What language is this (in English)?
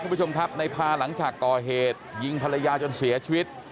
Thai